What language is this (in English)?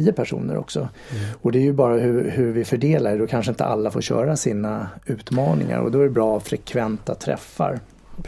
Swedish